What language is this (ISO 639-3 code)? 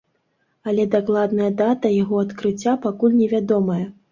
bel